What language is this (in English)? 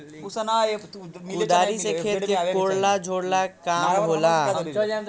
Bhojpuri